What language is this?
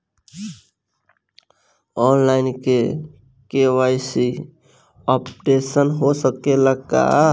Bhojpuri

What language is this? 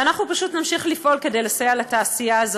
Hebrew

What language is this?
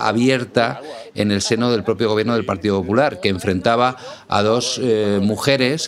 Spanish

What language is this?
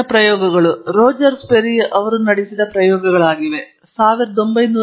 Kannada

